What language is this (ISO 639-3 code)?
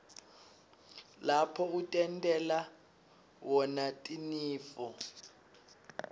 ssw